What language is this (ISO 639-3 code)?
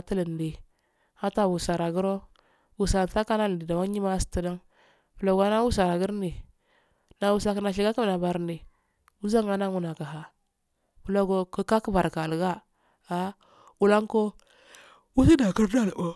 aal